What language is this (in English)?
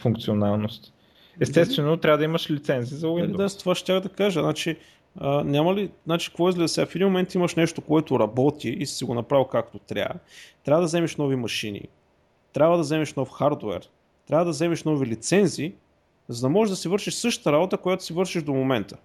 Bulgarian